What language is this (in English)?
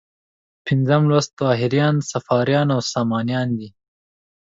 Pashto